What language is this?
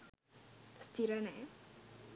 Sinhala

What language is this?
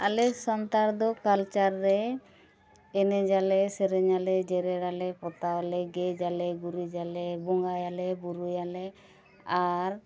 Santali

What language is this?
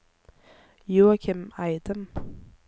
Norwegian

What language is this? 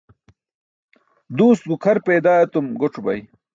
Burushaski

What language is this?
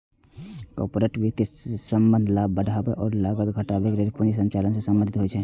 Maithili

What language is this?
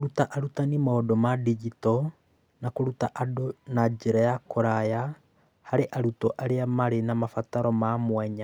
Kikuyu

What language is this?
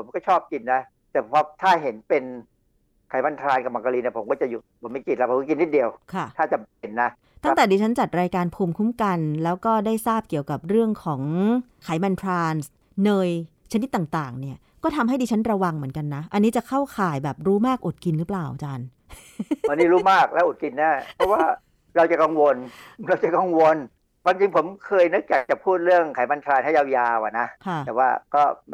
Thai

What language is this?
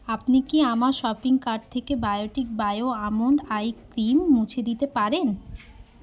Bangla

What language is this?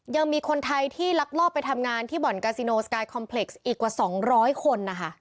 Thai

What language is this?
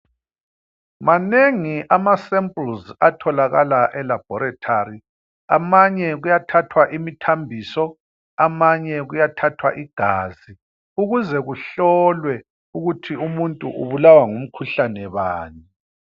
North Ndebele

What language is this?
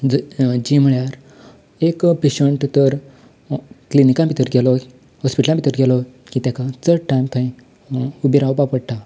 Konkani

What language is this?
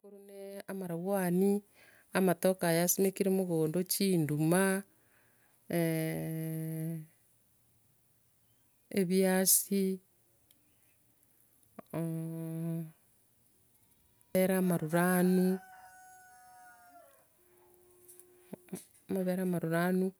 Gusii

